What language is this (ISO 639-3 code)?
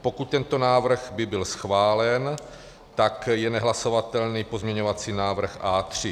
ces